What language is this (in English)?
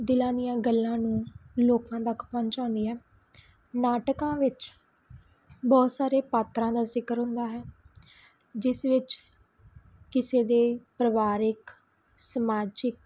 Punjabi